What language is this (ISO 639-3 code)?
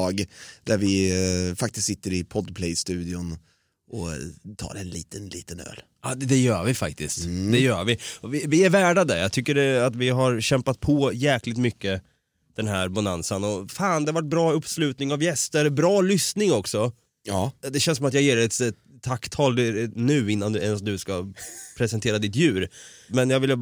swe